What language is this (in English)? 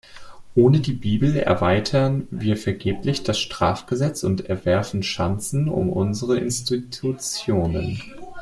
German